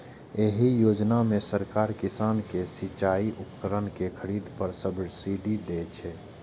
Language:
Maithili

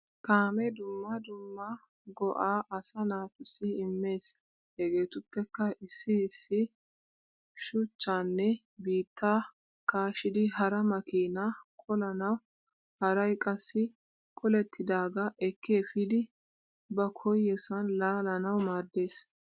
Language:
Wolaytta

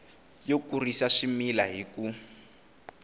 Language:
Tsonga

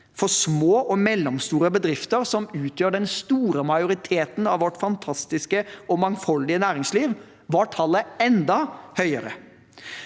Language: Norwegian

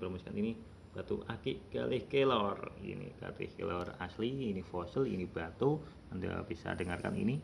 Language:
Indonesian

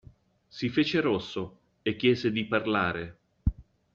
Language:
Italian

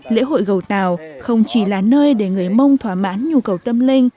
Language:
Vietnamese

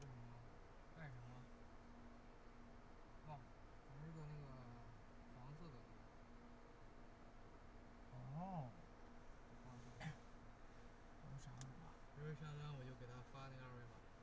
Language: Chinese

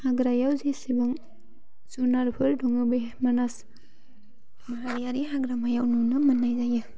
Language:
Bodo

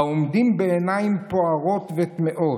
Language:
Hebrew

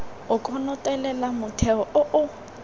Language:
Tswana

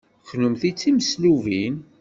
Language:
Kabyle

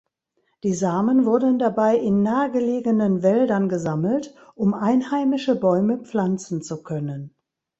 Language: German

